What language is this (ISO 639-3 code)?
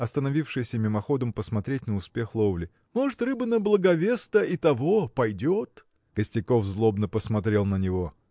rus